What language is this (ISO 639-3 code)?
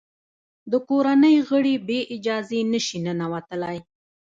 pus